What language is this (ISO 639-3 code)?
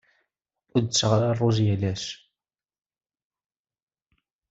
kab